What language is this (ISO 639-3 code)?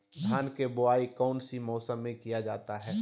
mag